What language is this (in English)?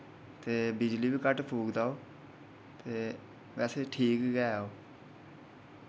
Dogri